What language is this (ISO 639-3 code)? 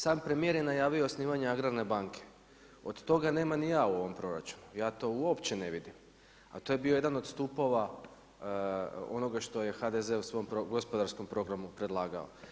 hrv